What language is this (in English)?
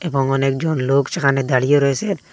Bangla